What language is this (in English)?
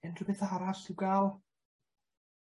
Welsh